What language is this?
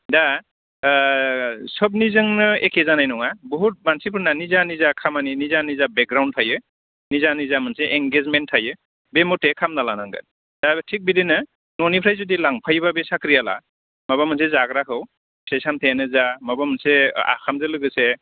Bodo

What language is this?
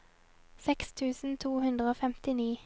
Norwegian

